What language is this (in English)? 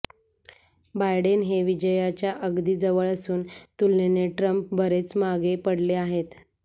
Marathi